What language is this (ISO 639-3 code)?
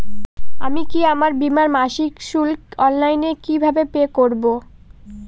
ben